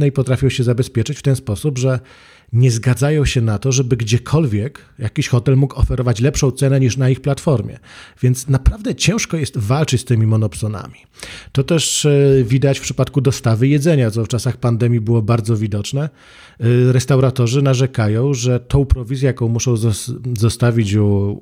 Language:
Polish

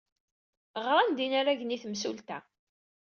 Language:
Kabyle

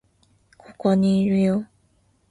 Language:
Japanese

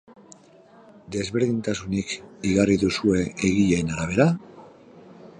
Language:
Basque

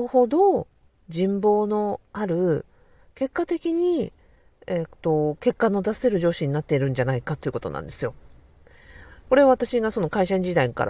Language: Japanese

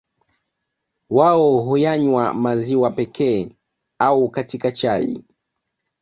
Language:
Swahili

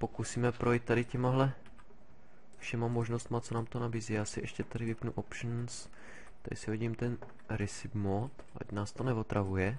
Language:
Czech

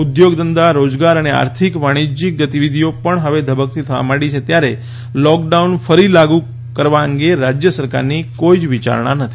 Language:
Gujarati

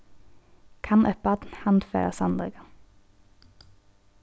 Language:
Faroese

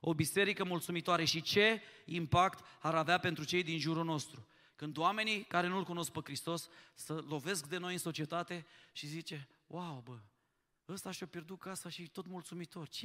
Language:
Romanian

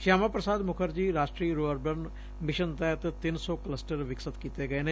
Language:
Punjabi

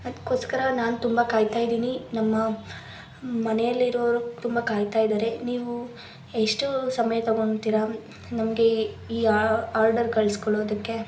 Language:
Kannada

